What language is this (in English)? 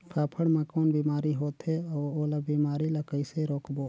Chhattisgarhi